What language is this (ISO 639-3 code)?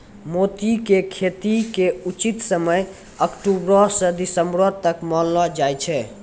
mai